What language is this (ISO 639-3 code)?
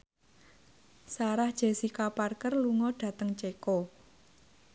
jav